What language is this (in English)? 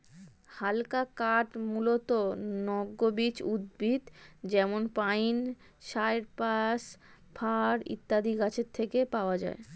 Bangla